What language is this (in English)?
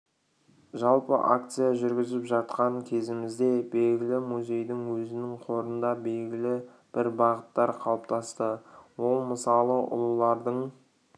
Kazakh